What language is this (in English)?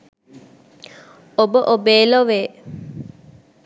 Sinhala